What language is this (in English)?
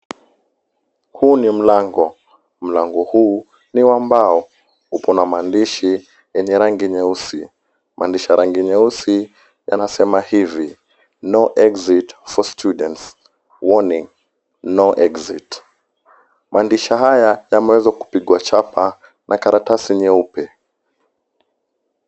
Swahili